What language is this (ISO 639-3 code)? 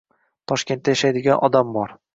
uzb